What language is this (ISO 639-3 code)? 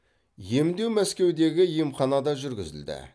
kaz